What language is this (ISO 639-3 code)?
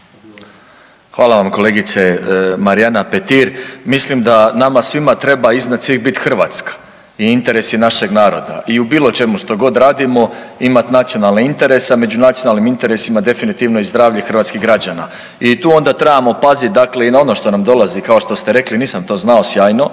hrv